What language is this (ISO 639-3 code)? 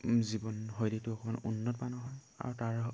asm